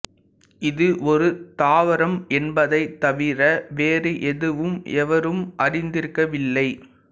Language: Tamil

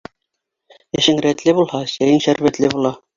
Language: Bashkir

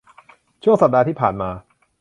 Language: Thai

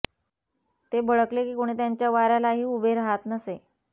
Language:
Marathi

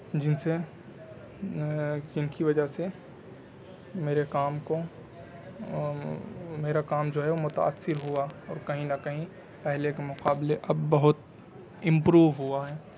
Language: Urdu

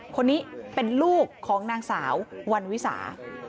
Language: Thai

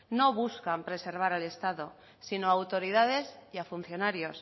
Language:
Spanish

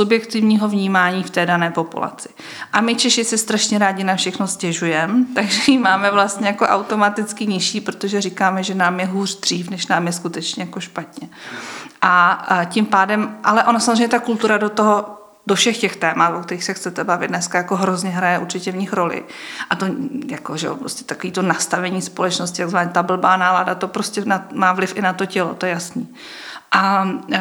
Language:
Czech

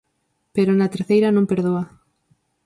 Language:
Galician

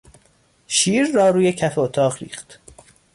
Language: Persian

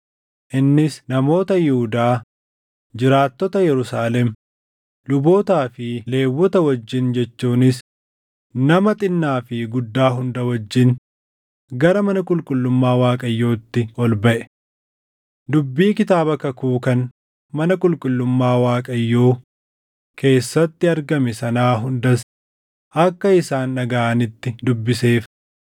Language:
Oromo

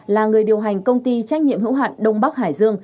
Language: Vietnamese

